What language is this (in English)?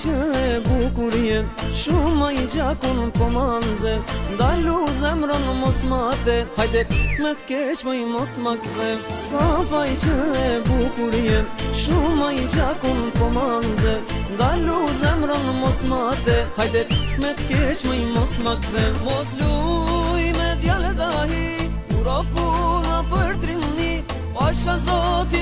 Romanian